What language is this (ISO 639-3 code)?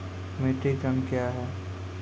mai